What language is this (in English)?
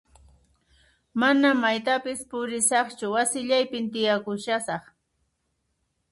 Puno Quechua